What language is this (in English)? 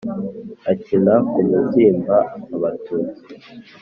Kinyarwanda